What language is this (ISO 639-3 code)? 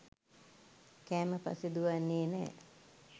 sin